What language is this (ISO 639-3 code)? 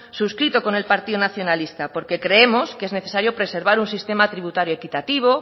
spa